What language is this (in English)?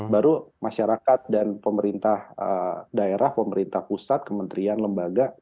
Indonesian